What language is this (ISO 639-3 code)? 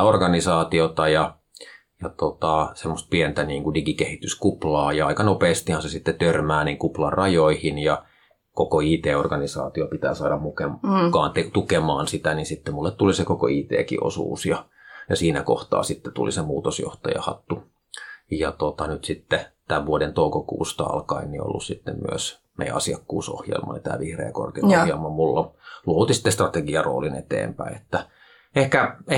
fin